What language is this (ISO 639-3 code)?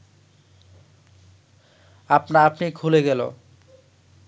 ben